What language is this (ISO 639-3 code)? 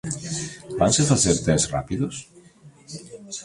glg